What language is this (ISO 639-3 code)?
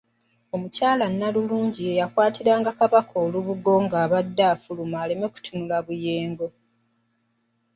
lug